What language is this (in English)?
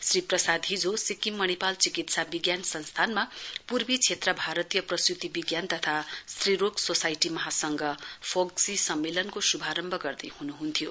Nepali